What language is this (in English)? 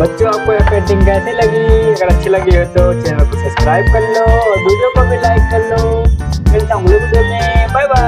Hindi